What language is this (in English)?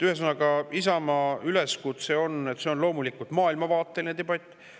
Estonian